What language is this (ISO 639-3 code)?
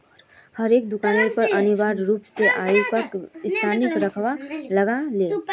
mag